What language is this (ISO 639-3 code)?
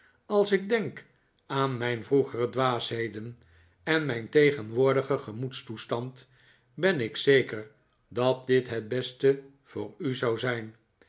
nld